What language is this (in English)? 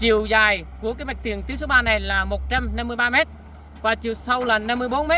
Vietnamese